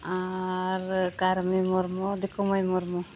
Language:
Santali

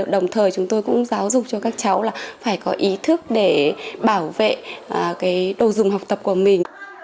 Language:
Vietnamese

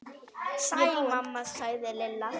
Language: Icelandic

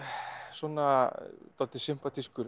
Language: Icelandic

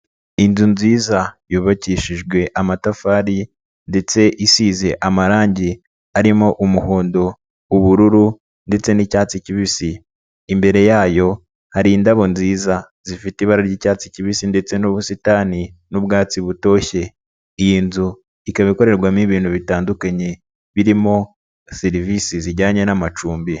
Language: Kinyarwanda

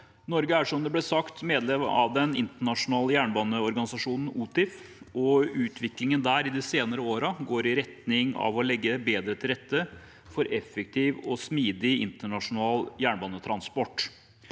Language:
Norwegian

